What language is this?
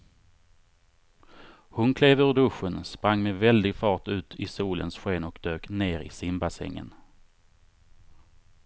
Swedish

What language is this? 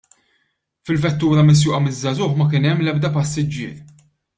Maltese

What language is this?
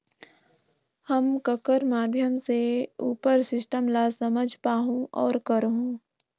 Chhattisgarhi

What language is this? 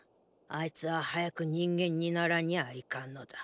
Japanese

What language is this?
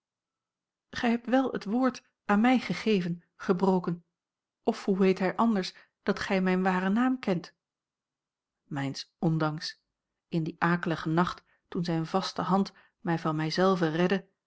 Dutch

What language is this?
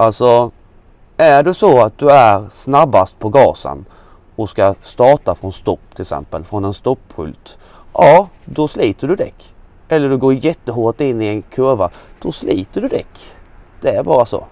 Swedish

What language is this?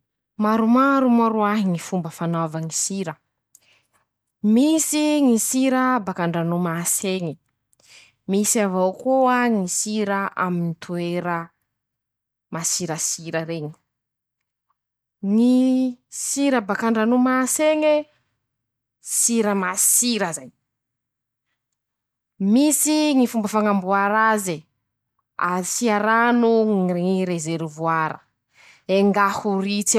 Masikoro Malagasy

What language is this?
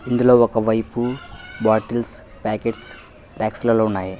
Telugu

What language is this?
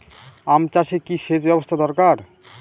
Bangla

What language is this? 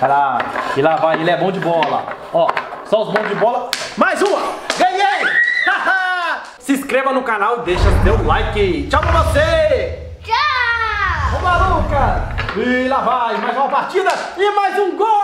Portuguese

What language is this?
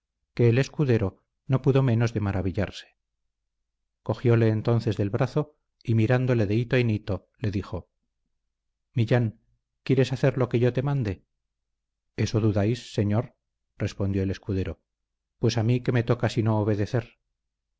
Spanish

